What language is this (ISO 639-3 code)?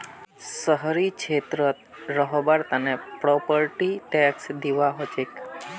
mag